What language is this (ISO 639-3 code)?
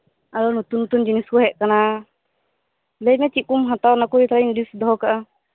sat